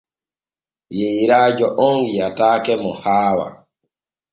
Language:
Borgu Fulfulde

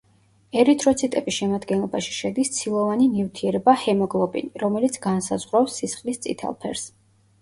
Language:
Georgian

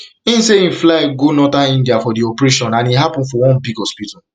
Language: Nigerian Pidgin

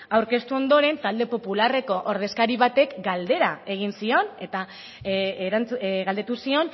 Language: Basque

